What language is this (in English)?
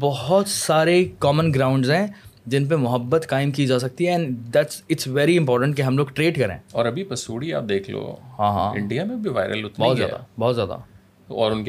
Urdu